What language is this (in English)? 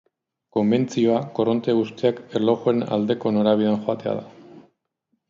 Basque